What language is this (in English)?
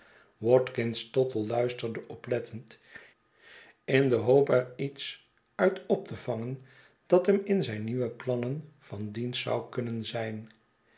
Dutch